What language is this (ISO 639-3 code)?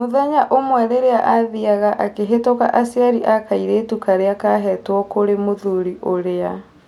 kik